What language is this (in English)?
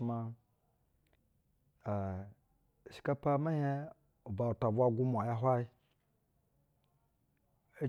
Basa (Nigeria)